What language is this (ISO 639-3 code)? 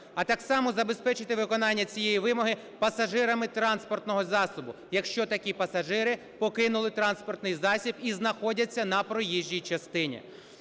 ukr